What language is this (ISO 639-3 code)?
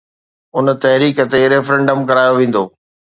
snd